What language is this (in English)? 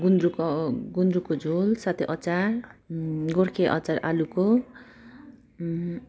Nepali